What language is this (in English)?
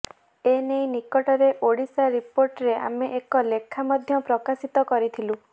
Odia